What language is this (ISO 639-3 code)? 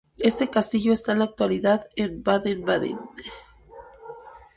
spa